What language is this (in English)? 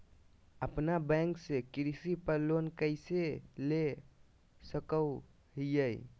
Magahi